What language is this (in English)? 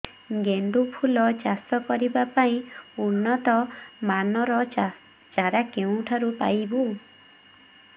Odia